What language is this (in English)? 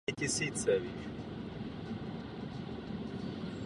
Czech